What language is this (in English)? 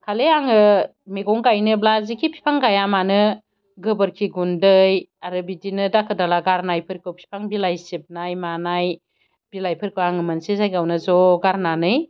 Bodo